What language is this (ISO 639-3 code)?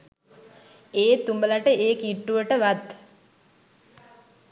sin